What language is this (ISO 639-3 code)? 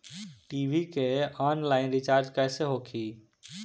bho